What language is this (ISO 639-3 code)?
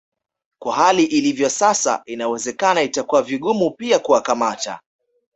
swa